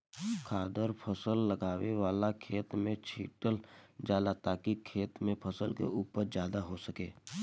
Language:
Bhojpuri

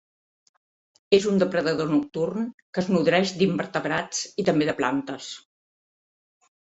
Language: Catalan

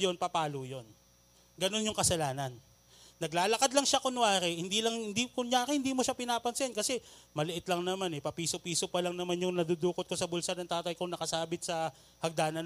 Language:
Filipino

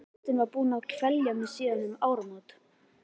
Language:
Icelandic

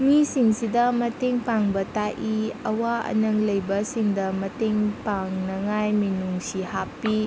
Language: Manipuri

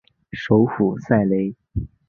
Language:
Chinese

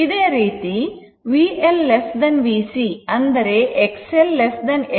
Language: Kannada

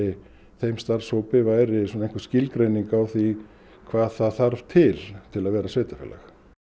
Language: Icelandic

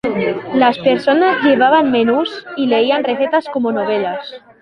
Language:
Spanish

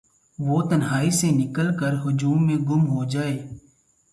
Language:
Urdu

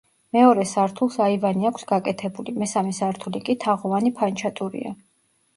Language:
Georgian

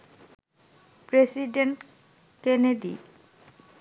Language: Bangla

